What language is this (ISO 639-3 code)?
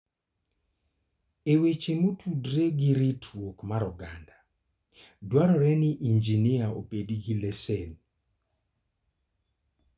luo